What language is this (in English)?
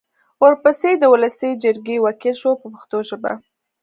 Pashto